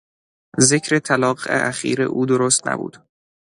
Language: Persian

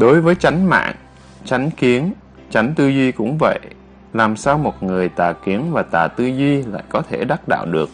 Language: Vietnamese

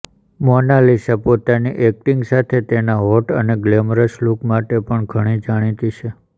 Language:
Gujarati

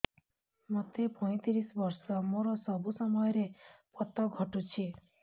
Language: Odia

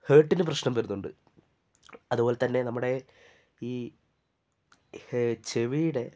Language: Malayalam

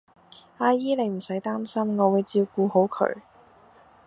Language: Cantonese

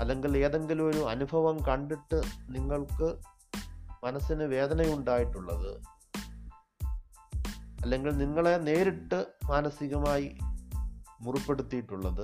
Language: Malayalam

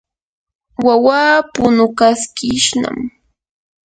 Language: Yanahuanca Pasco Quechua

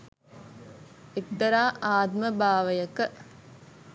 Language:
Sinhala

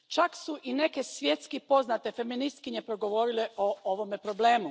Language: Croatian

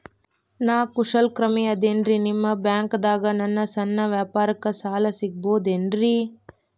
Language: Kannada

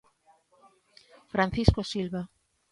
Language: Galician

